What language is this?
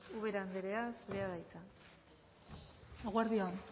Basque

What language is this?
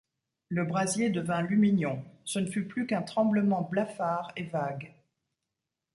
French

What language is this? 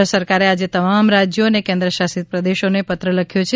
Gujarati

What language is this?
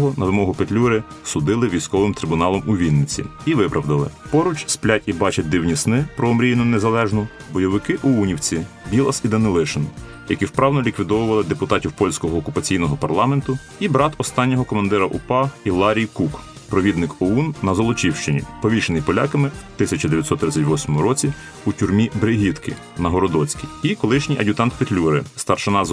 Ukrainian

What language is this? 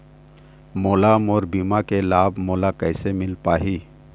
Chhattisgarhi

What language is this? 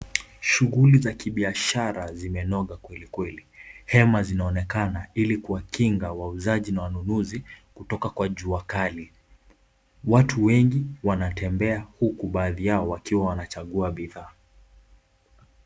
Swahili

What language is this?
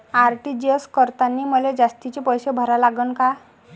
Marathi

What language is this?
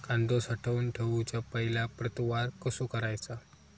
Marathi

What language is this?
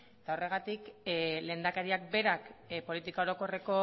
Basque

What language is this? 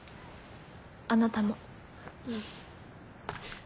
Japanese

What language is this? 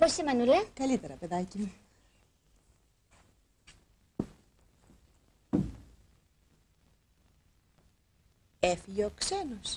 Greek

